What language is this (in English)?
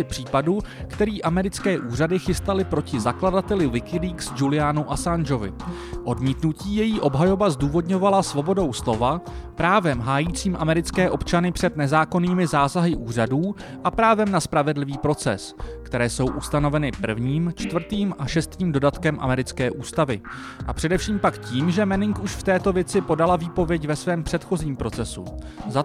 Czech